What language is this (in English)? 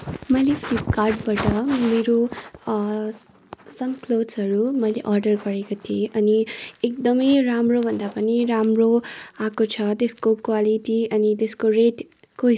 Nepali